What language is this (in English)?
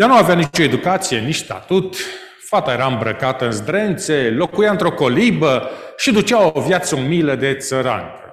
Romanian